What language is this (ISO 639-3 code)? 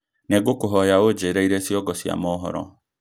kik